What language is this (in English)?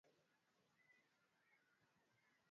Swahili